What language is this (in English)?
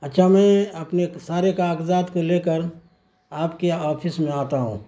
Urdu